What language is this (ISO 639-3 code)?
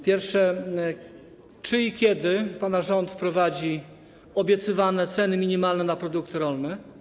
pol